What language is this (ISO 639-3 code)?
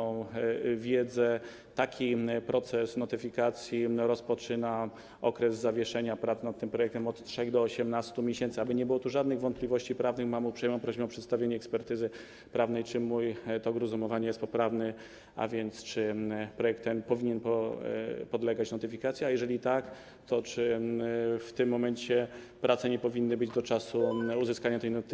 pol